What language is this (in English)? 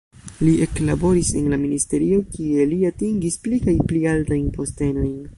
Esperanto